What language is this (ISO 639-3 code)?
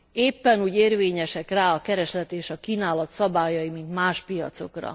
hun